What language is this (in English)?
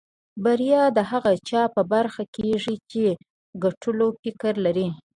Pashto